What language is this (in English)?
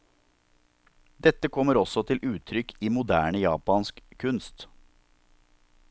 Norwegian